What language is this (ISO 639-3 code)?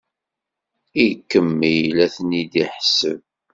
kab